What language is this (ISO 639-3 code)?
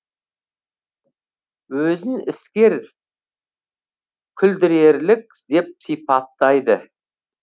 kaz